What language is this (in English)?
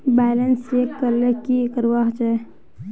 Magahi